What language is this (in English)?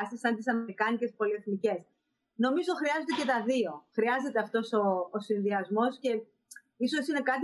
Greek